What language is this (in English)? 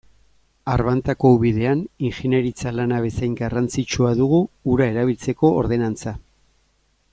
Basque